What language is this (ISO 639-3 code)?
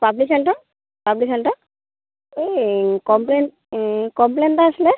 asm